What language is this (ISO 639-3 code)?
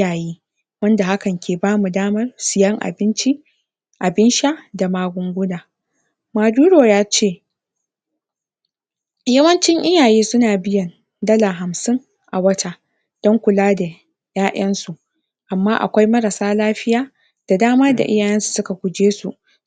hau